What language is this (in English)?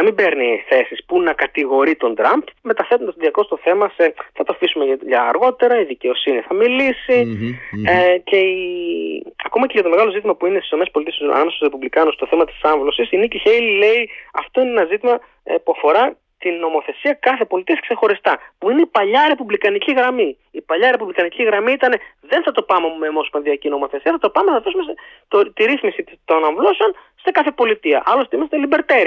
Greek